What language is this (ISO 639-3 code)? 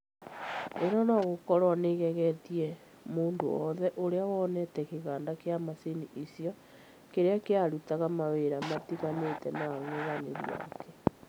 kik